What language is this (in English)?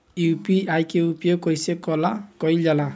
Bhojpuri